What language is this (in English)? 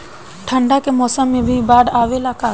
Bhojpuri